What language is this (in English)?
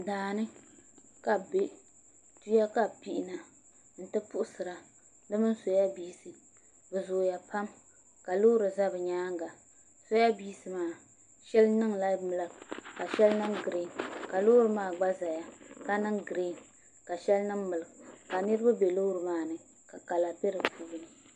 Dagbani